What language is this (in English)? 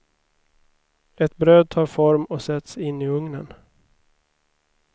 Swedish